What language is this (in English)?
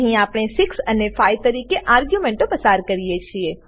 Gujarati